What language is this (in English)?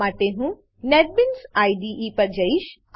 Gujarati